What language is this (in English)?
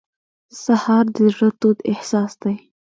Pashto